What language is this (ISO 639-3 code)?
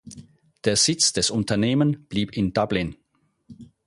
deu